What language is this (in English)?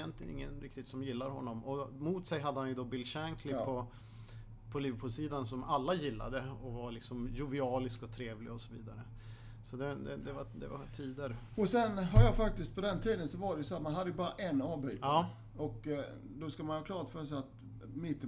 Swedish